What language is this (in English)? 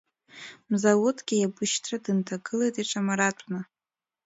Abkhazian